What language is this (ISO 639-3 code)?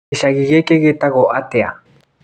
kik